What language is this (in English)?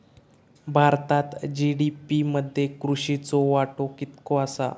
Marathi